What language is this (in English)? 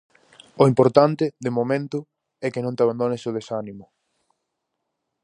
Galician